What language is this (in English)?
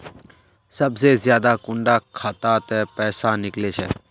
Magahi